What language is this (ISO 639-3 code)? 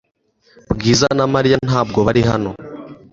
kin